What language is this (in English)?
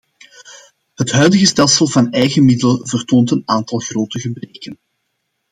Dutch